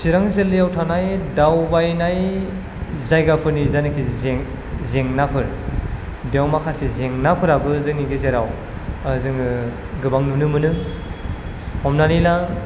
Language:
Bodo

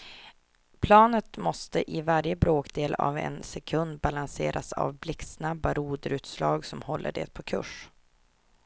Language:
Swedish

